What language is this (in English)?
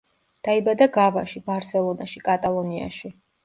Georgian